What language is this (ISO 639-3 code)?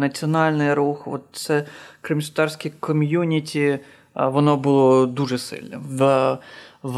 ukr